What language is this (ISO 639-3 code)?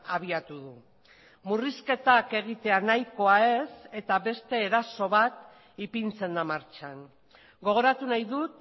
eus